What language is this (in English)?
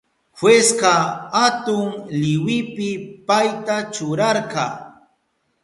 Southern Pastaza Quechua